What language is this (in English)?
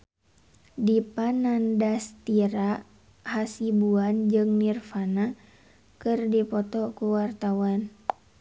Sundanese